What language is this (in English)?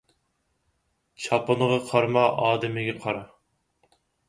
Uyghur